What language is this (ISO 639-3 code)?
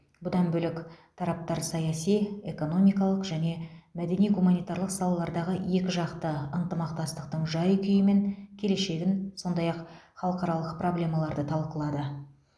kaz